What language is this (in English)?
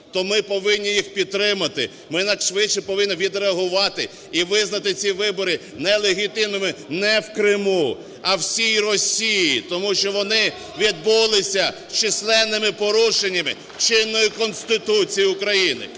Ukrainian